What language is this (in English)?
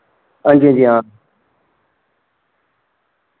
Dogri